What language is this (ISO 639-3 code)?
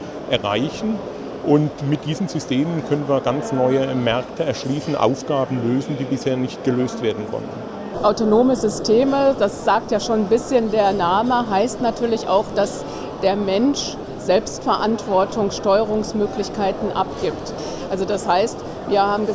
deu